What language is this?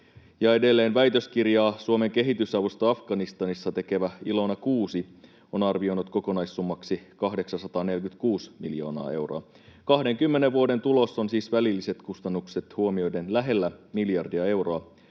Finnish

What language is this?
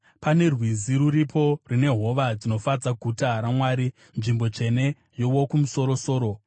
Shona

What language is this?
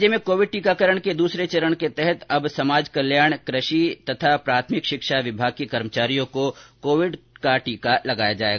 Hindi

